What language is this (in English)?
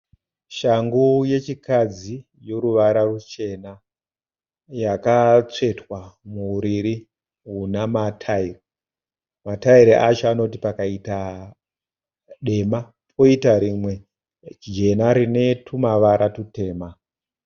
Shona